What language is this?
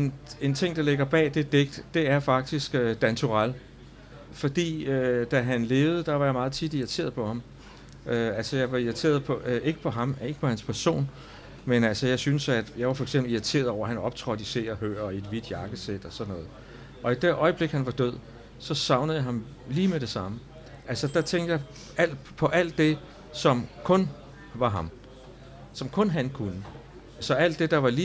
Danish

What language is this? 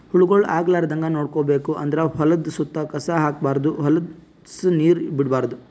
Kannada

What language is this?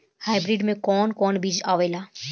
Bhojpuri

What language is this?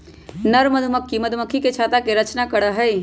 Magahi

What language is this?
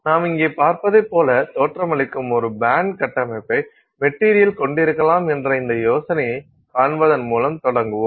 Tamil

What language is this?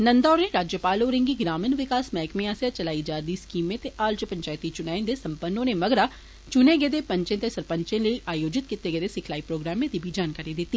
Dogri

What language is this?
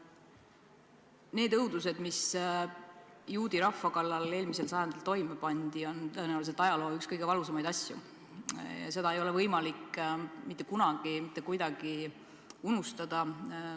Estonian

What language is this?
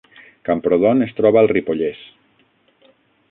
Catalan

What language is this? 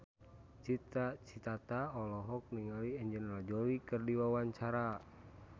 Sundanese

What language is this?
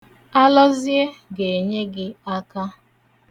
Igbo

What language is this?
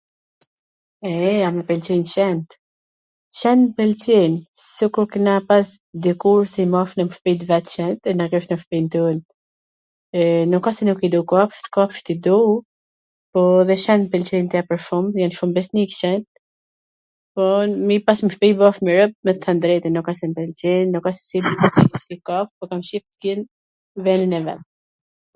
Gheg Albanian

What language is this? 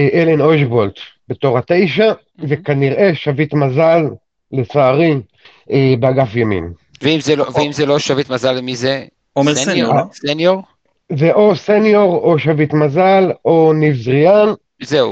Hebrew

